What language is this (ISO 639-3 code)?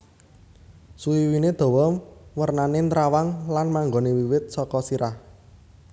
jav